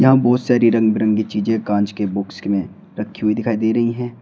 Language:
Hindi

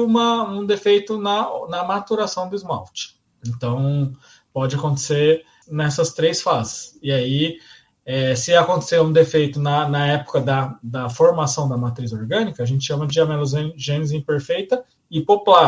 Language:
Portuguese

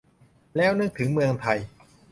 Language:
Thai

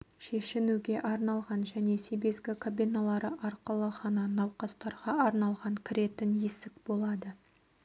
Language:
Kazakh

